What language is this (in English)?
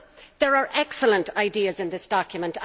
English